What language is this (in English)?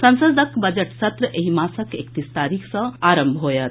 Maithili